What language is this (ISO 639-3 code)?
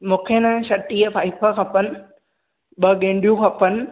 snd